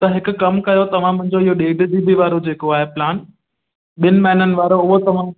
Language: Sindhi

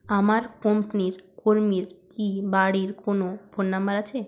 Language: Bangla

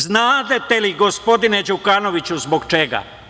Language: Serbian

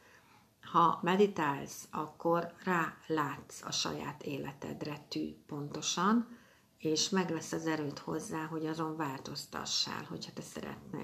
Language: Hungarian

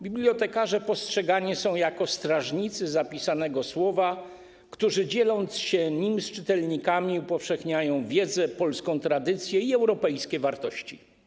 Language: Polish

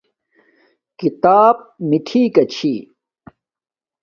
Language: Domaaki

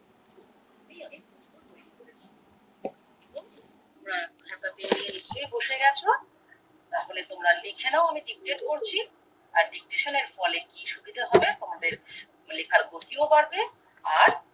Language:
Bangla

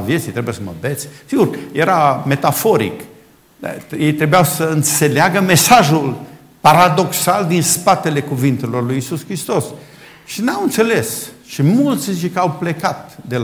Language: Romanian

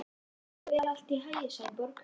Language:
Icelandic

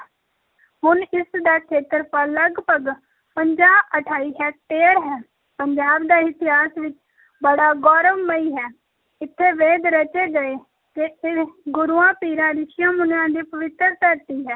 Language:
Punjabi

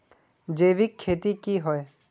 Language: Magahi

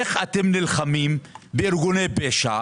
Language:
Hebrew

